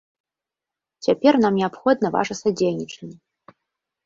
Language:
Belarusian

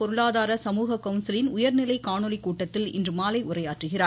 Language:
Tamil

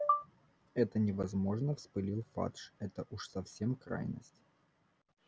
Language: Russian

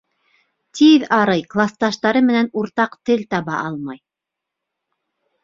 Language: Bashkir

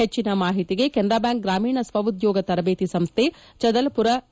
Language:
Kannada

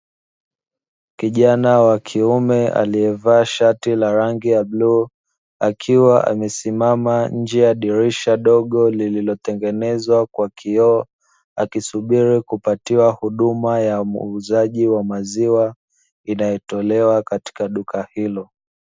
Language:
Swahili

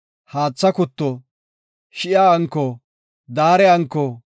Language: Gofa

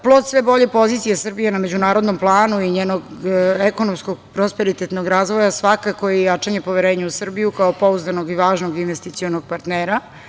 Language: Serbian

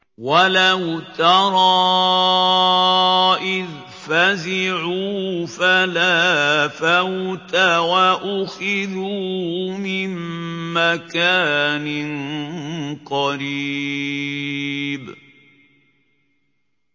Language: Arabic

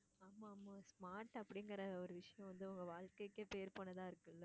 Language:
Tamil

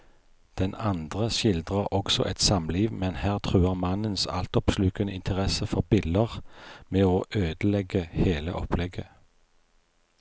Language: Norwegian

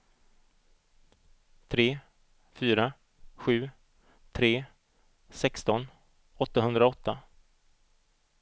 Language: Swedish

